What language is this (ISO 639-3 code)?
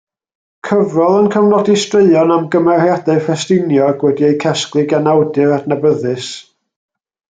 cym